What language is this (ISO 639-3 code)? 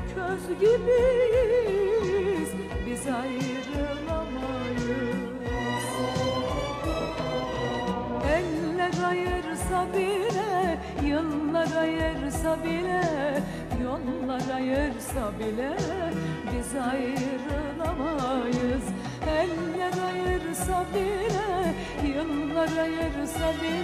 tur